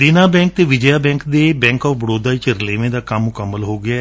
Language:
Punjabi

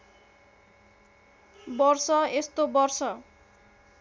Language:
Nepali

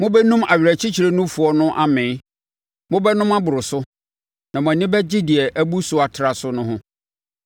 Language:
Akan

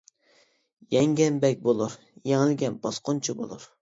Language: Uyghur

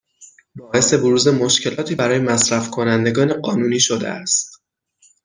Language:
Persian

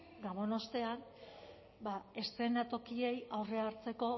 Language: Basque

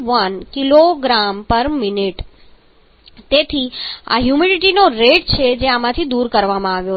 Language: Gujarati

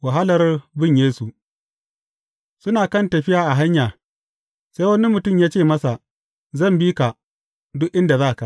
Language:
Hausa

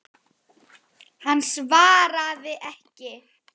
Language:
Icelandic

